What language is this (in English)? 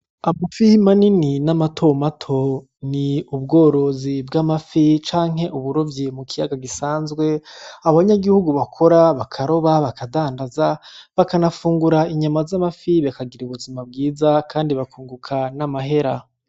Rundi